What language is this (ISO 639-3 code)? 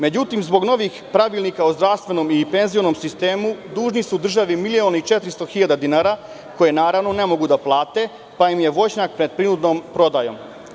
srp